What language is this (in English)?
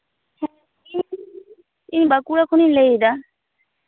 Santali